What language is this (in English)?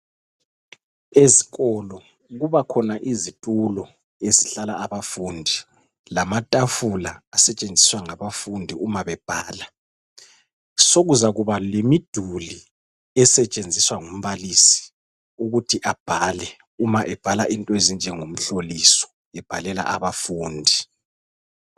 North Ndebele